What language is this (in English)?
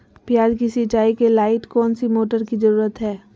Magahi